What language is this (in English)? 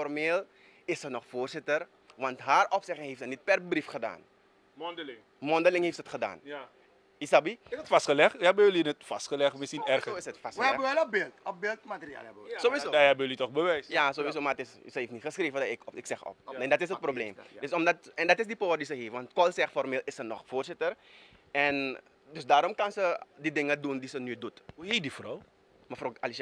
Dutch